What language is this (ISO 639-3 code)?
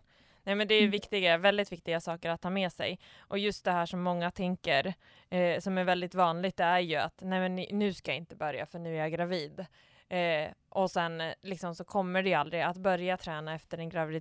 swe